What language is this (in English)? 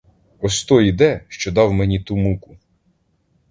Ukrainian